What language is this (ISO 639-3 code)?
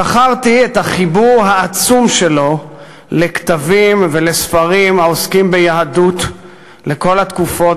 heb